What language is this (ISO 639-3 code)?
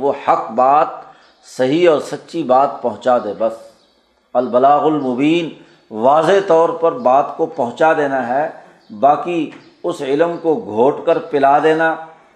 urd